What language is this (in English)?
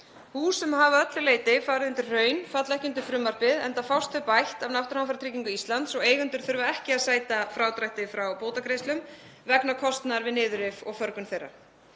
Icelandic